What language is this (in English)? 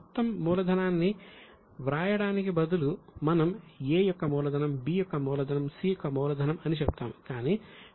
Telugu